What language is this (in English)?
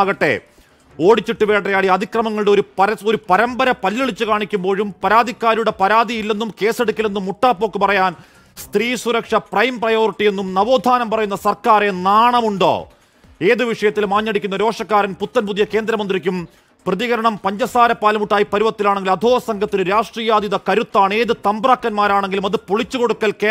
Malayalam